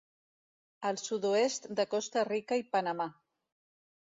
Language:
Catalan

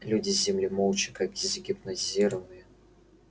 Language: Russian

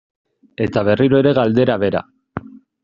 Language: Basque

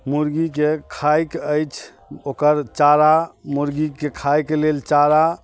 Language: Maithili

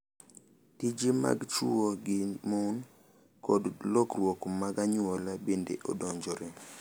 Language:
Luo (Kenya and Tanzania)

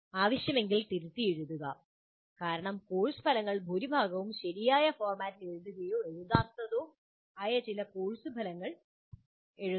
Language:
Malayalam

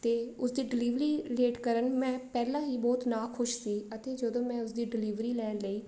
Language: Punjabi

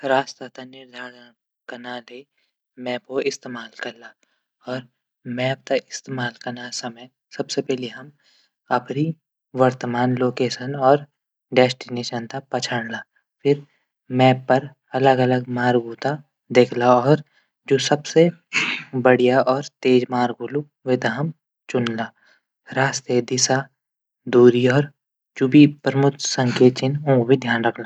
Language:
Garhwali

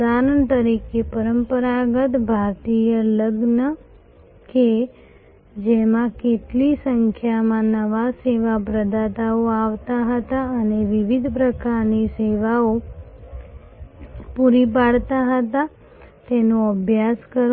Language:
Gujarati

